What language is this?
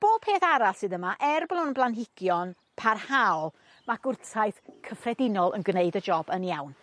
Welsh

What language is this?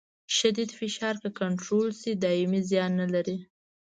Pashto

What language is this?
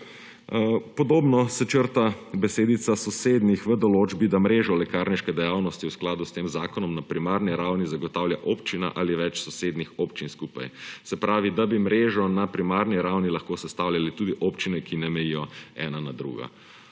Slovenian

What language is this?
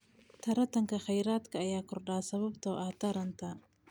Somali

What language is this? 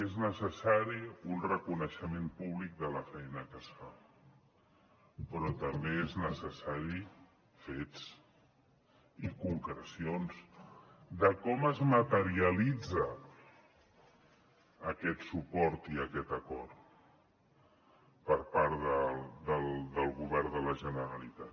Catalan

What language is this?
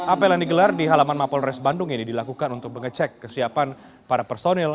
Indonesian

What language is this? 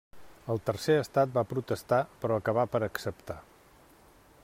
Catalan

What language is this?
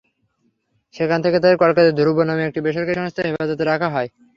Bangla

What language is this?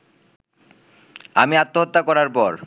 Bangla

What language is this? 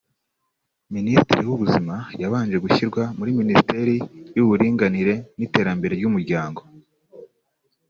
Kinyarwanda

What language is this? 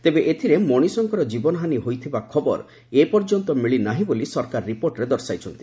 Odia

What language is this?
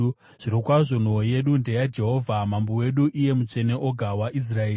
Shona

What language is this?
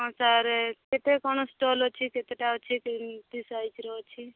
Odia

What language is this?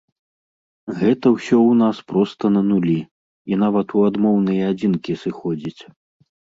Belarusian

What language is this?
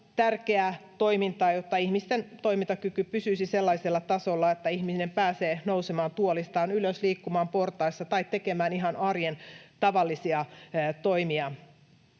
Finnish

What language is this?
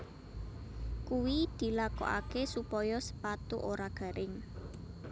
Javanese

